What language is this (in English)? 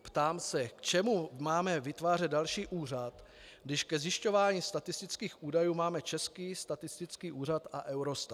Czech